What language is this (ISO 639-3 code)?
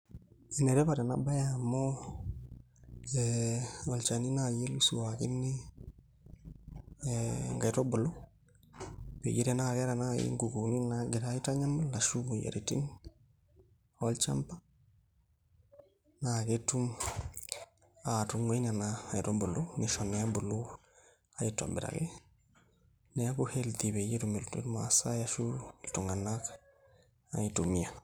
mas